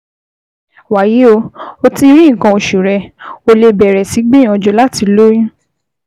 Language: Yoruba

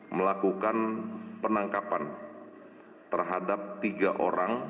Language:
Indonesian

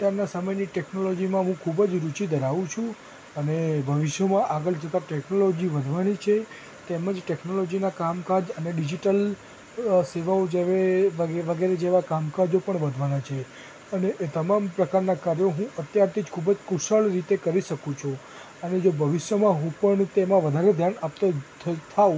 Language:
Gujarati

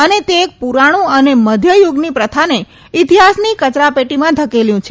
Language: Gujarati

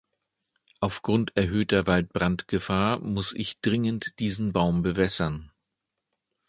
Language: German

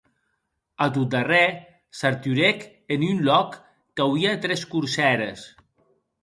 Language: Occitan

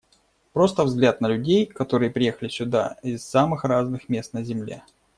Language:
Russian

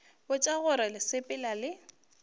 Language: Northern Sotho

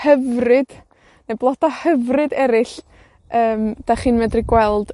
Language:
Welsh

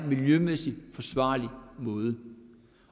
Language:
Danish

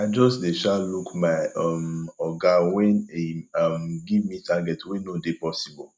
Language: Nigerian Pidgin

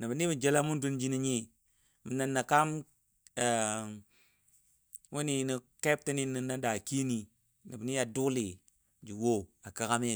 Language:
Dadiya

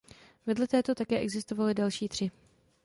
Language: Czech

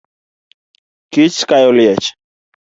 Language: Luo (Kenya and Tanzania)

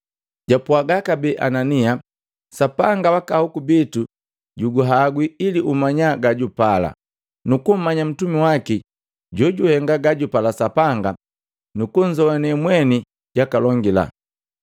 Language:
Matengo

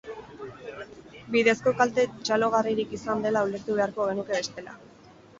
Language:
Basque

